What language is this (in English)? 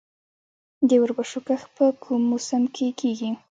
Pashto